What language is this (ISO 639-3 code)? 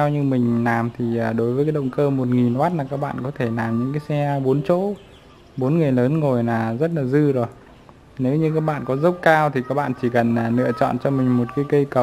vie